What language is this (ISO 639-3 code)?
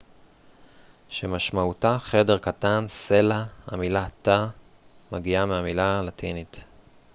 heb